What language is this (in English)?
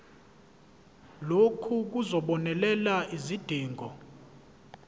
Zulu